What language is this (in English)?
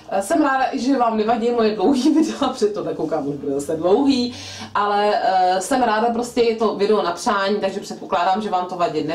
Czech